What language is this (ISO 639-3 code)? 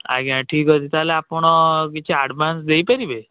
ori